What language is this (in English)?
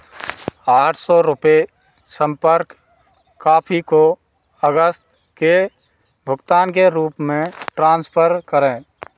Hindi